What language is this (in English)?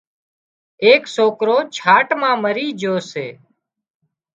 Wadiyara Koli